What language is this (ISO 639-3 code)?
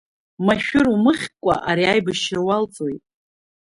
abk